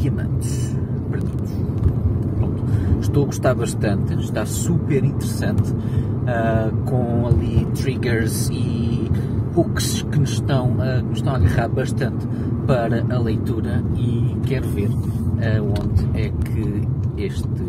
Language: Portuguese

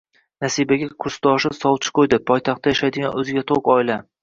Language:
Uzbek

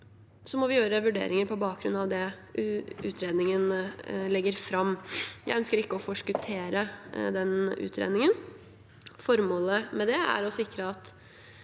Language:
Norwegian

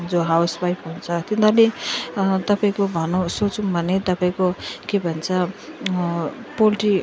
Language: Nepali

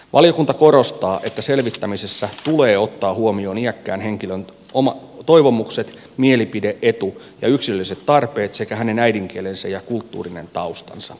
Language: Finnish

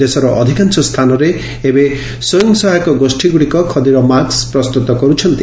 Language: Odia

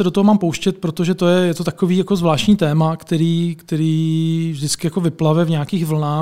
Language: Czech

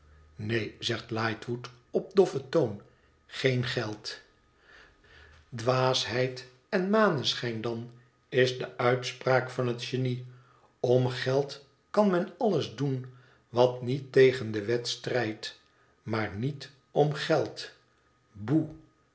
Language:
Dutch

